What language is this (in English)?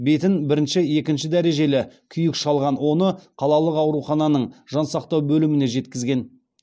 Kazakh